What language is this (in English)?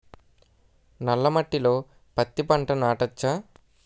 Telugu